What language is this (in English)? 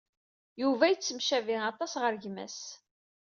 Kabyle